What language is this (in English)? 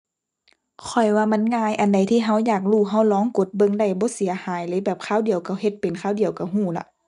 Thai